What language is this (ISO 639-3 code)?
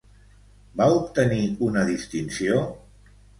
cat